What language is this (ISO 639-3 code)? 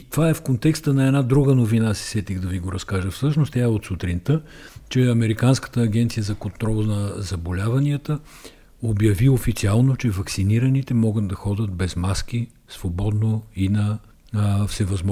bul